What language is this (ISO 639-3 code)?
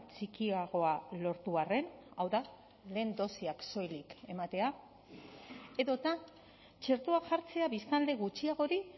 eus